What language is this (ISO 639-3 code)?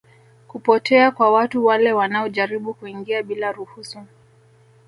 swa